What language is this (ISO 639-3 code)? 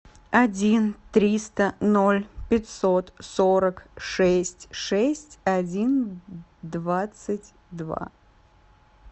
rus